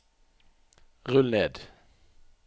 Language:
Norwegian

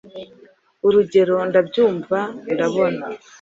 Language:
Kinyarwanda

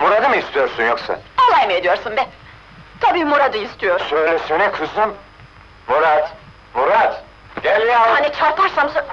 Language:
Turkish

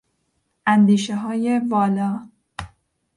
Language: Persian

